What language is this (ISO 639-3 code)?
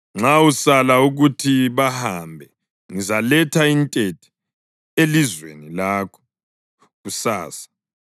nde